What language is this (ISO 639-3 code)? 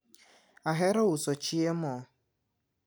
luo